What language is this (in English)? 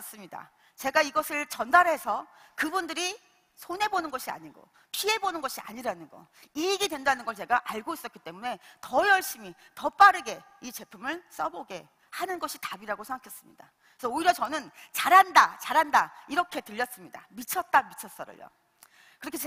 Korean